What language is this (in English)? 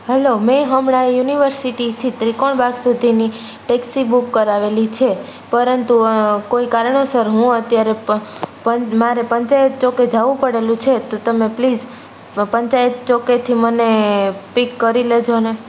Gujarati